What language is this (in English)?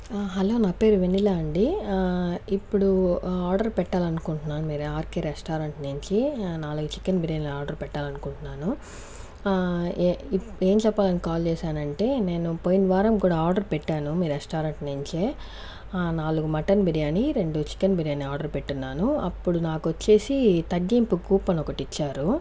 Telugu